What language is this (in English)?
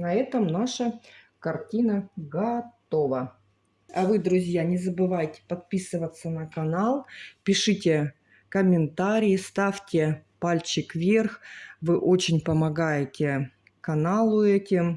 Russian